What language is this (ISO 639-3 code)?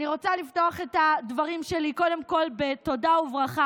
heb